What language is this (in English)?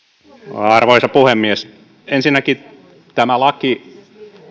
Finnish